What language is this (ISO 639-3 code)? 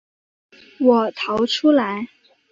zho